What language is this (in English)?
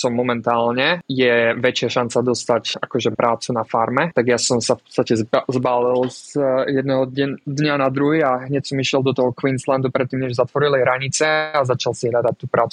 Slovak